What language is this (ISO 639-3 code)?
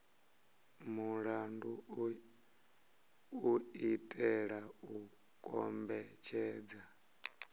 ven